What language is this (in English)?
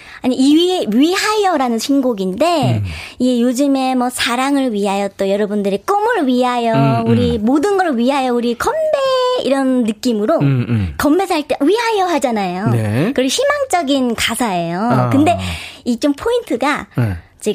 Korean